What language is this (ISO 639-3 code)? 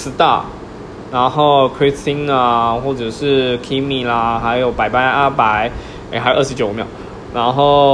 zho